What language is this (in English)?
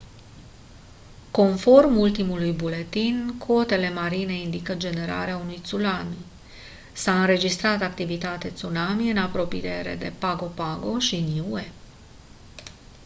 Romanian